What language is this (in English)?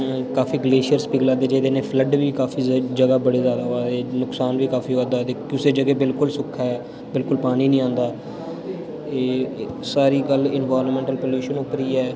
Dogri